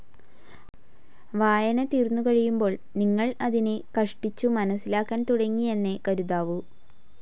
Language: Malayalam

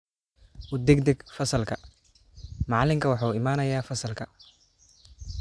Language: Somali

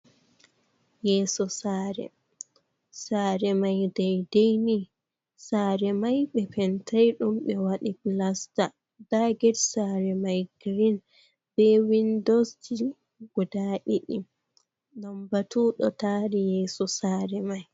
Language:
Fula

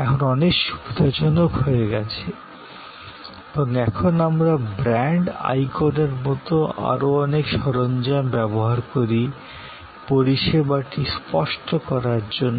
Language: Bangla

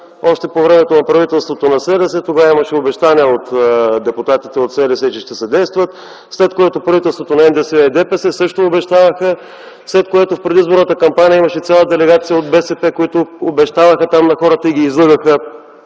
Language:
Bulgarian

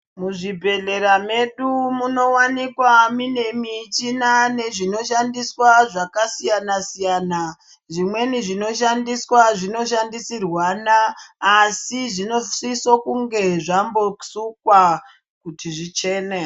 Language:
Ndau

